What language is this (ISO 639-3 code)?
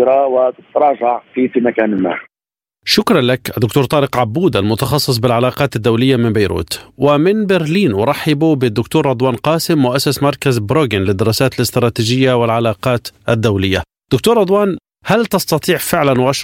ara